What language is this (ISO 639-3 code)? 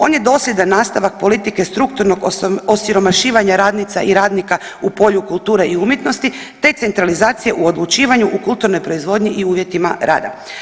hrv